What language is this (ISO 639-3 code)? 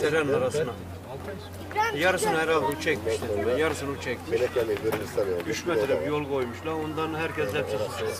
tur